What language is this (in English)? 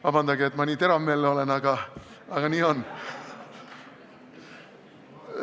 Estonian